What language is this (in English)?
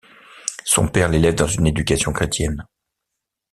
French